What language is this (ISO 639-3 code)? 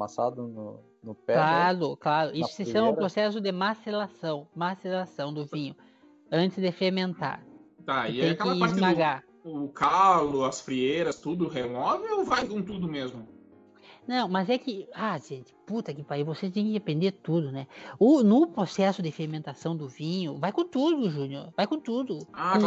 por